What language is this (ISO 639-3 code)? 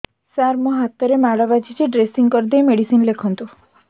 ori